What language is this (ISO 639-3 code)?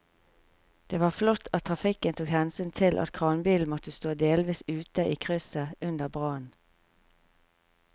nor